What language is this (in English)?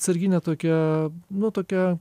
Lithuanian